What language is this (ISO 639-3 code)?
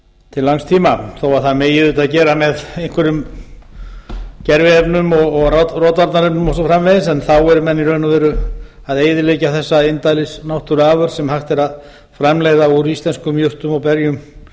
isl